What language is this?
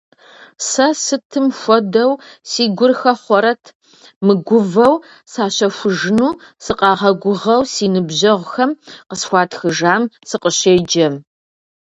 Kabardian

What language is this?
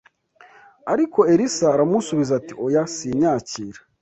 Kinyarwanda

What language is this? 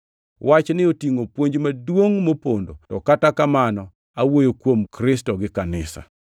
Luo (Kenya and Tanzania)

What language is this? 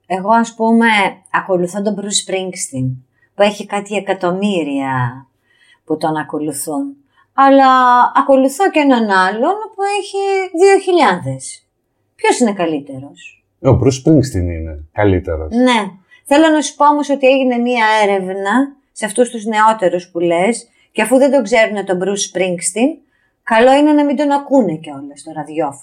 Greek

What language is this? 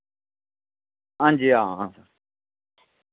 Dogri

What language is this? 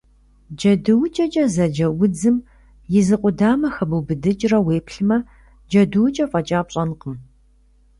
Kabardian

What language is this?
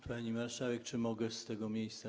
Polish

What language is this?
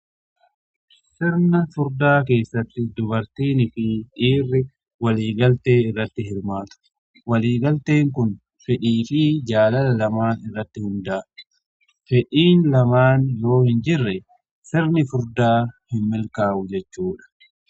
Oromo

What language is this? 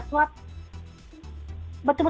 Indonesian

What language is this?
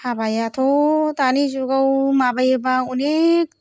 Bodo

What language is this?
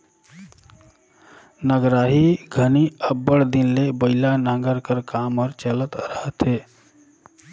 Chhattisgarhi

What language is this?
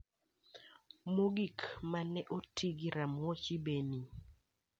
Luo (Kenya and Tanzania)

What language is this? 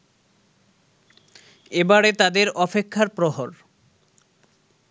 Bangla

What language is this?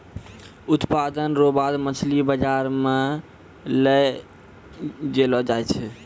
Maithili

